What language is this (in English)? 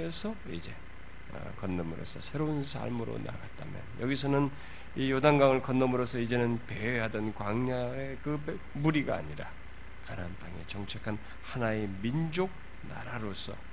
Korean